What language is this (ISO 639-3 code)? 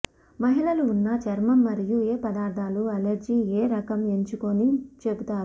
tel